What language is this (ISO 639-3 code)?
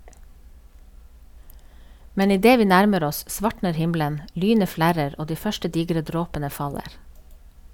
nor